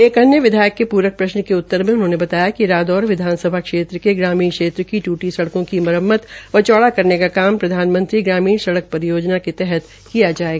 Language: Hindi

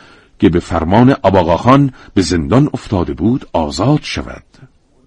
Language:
Persian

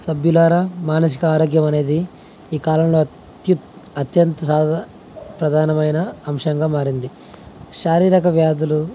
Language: Telugu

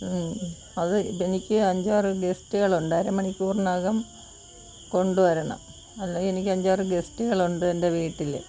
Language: Malayalam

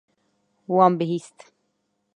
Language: Kurdish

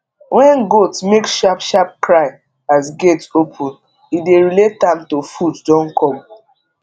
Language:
Nigerian Pidgin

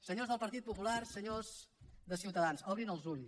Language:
Catalan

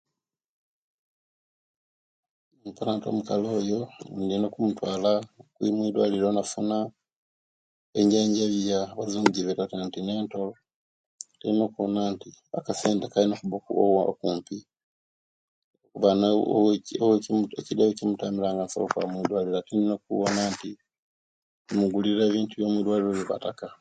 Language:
Kenyi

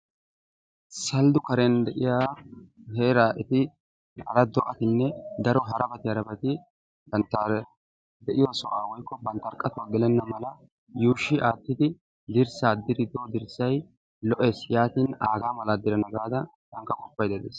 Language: Wolaytta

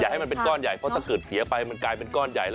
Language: Thai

